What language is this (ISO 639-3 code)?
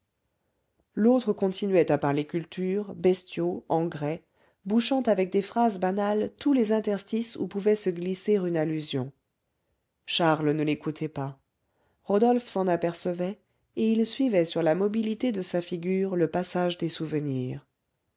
fra